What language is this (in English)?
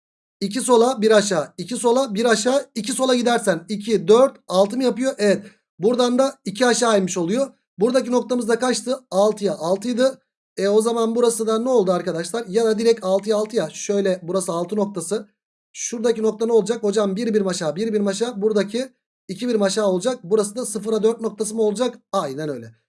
Turkish